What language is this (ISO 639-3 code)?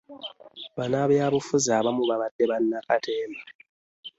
lug